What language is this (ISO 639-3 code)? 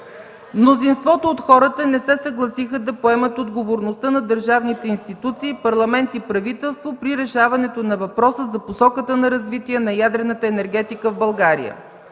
bul